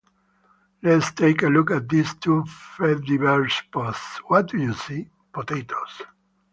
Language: English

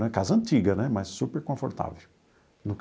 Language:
Portuguese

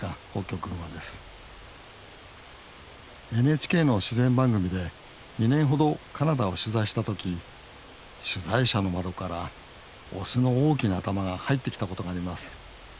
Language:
Japanese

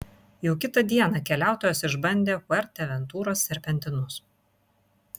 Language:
Lithuanian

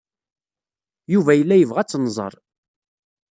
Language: Kabyle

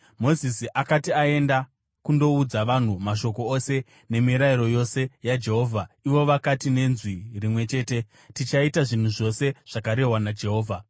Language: Shona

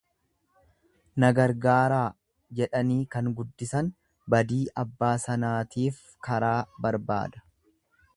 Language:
Oromo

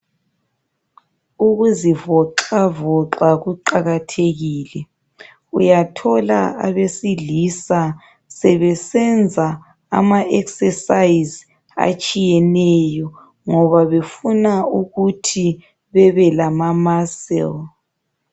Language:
North Ndebele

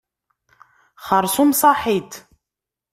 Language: Kabyle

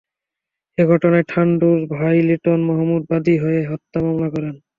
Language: Bangla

